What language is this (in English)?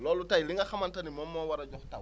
Wolof